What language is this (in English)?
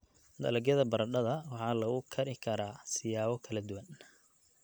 Somali